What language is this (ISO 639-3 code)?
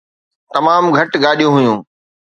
snd